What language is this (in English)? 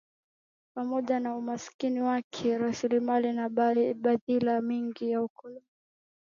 Swahili